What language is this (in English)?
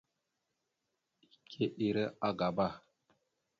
Mada (Cameroon)